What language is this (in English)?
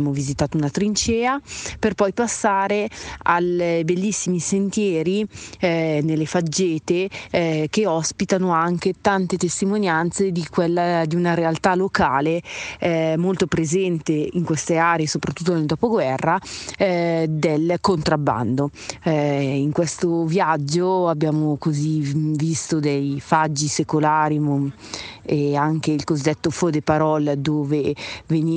Italian